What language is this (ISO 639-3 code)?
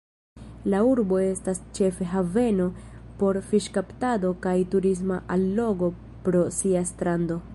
epo